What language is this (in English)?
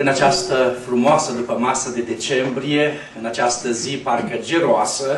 Romanian